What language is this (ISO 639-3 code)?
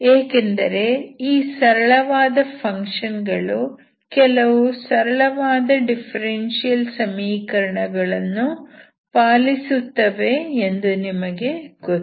kan